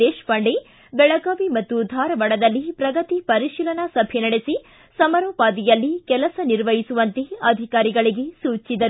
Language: Kannada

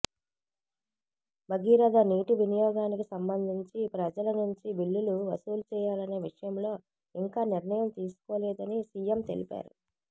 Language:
Telugu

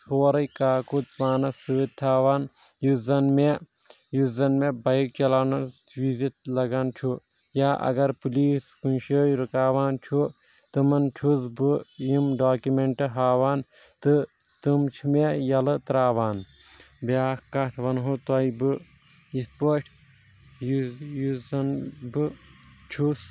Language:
Kashmiri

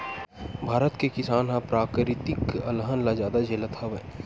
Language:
Chhattisgarhi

